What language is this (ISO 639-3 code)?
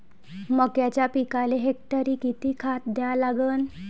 mar